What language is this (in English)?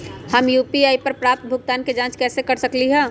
Magahi